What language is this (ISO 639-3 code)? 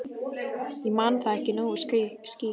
isl